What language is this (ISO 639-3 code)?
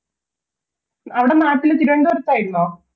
mal